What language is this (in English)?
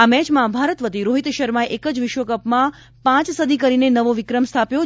Gujarati